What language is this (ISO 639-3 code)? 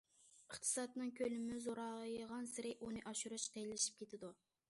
uig